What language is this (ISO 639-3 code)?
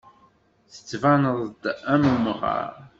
kab